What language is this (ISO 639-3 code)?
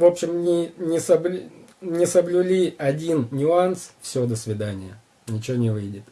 rus